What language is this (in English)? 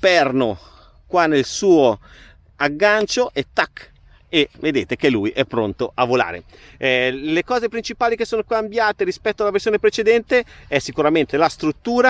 Italian